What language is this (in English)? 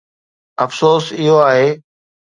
Sindhi